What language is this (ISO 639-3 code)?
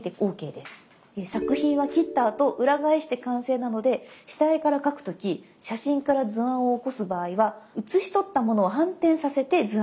jpn